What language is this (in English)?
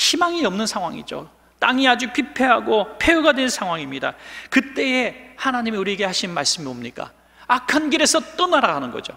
Korean